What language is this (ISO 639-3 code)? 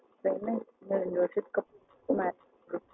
tam